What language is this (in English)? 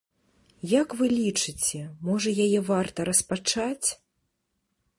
Belarusian